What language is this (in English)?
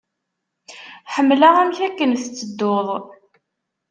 Kabyle